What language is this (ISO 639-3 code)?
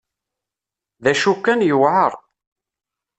kab